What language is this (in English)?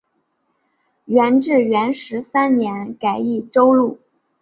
Chinese